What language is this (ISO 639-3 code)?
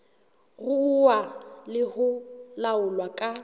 sot